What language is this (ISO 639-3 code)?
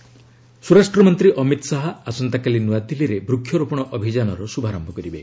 ori